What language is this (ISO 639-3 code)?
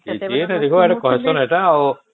ori